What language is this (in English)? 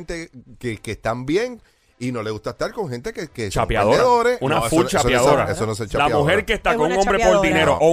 Spanish